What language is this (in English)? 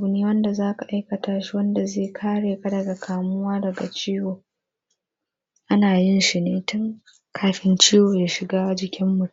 Hausa